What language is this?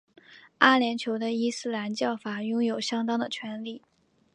Chinese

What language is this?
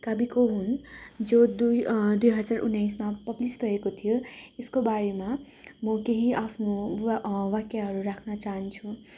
Nepali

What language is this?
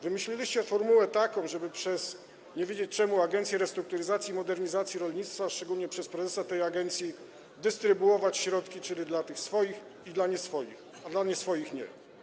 Polish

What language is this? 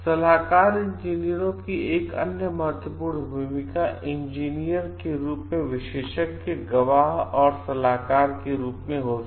Hindi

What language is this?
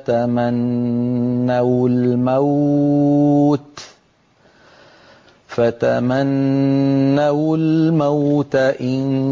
Arabic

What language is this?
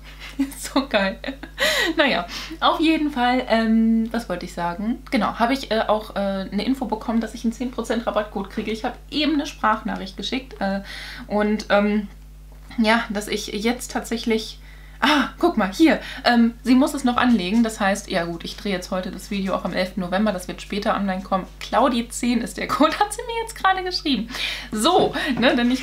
German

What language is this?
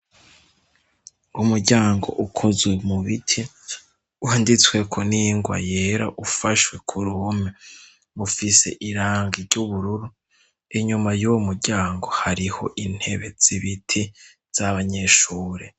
Rundi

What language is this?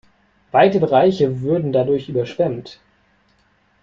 German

